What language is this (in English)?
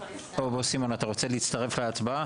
Hebrew